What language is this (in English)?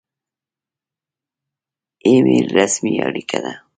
Pashto